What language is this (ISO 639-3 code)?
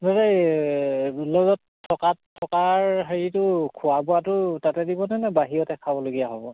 asm